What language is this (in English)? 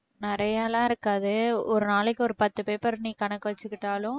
Tamil